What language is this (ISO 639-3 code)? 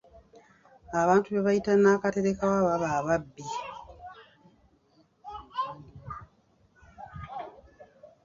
lug